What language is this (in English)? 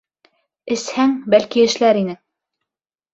Bashkir